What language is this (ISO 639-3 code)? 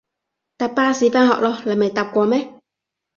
yue